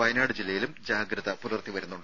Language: Malayalam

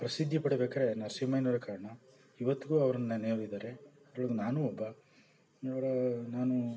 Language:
Kannada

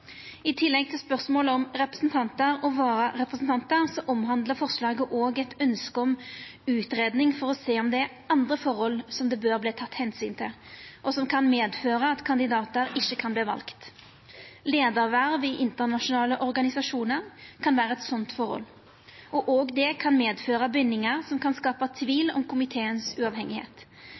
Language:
Norwegian Nynorsk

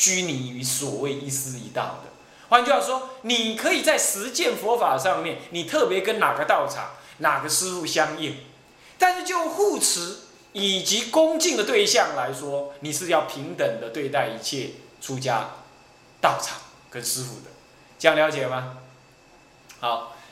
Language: Chinese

